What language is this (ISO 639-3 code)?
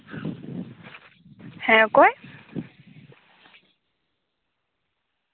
sat